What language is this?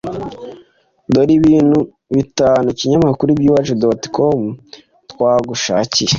Kinyarwanda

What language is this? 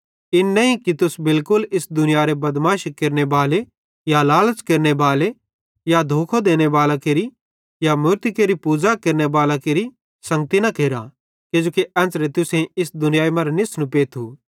Bhadrawahi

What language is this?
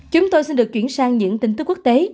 Vietnamese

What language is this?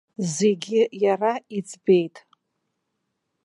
Abkhazian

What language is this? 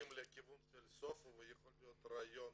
Hebrew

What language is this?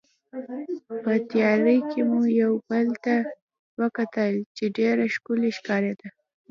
Pashto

